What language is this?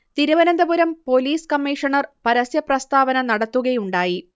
Malayalam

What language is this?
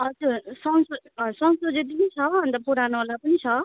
Nepali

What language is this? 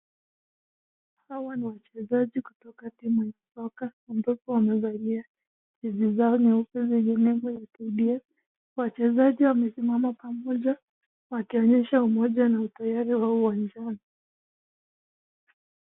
Swahili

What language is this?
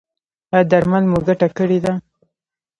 Pashto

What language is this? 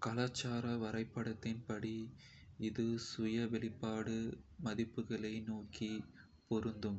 Kota (India)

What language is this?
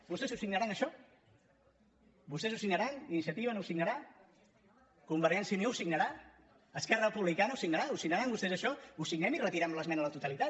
Catalan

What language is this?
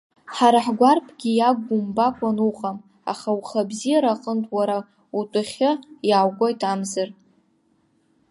Abkhazian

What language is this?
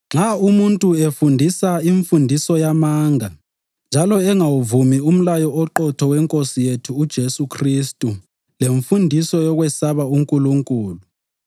North Ndebele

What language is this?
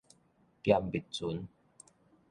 Min Nan Chinese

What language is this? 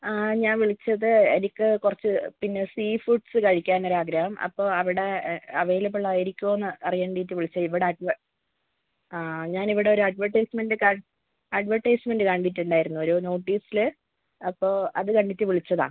Malayalam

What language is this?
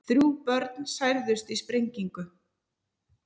Icelandic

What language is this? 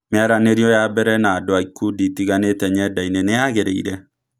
Kikuyu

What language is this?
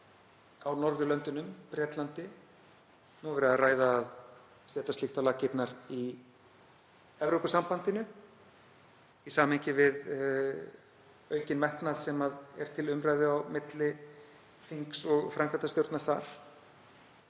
Icelandic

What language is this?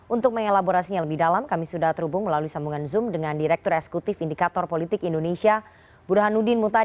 Indonesian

